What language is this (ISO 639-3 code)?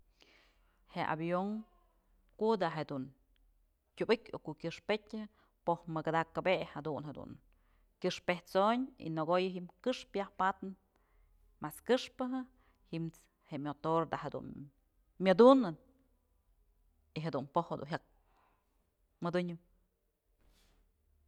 mzl